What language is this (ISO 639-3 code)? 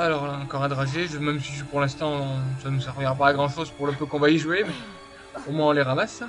fra